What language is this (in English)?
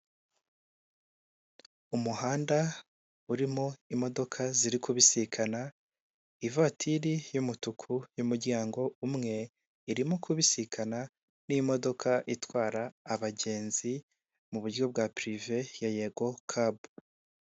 Kinyarwanda